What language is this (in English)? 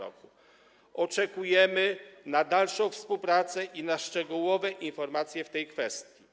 Polish